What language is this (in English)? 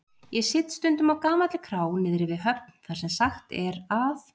Icelandic